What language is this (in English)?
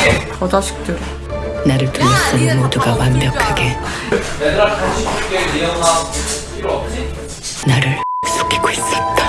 Korean